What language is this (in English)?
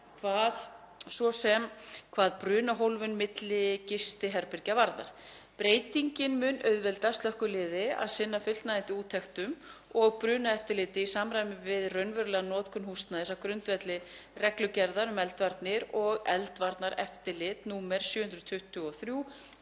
Icelandic